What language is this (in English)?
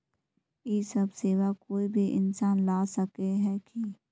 Magahi